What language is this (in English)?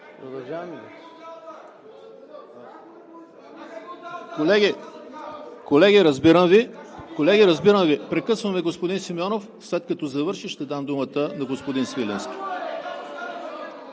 Bulgarian